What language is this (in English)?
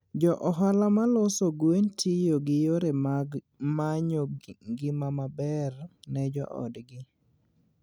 Luo (Kenya and Tanzania)